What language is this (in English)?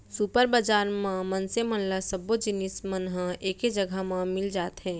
Chhattisgarhi